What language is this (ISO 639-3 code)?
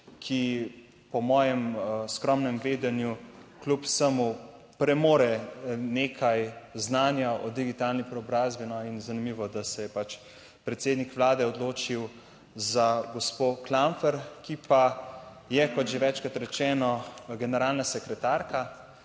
slv